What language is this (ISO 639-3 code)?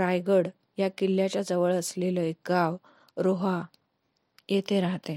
mar